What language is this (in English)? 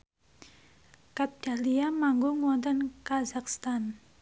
Javanese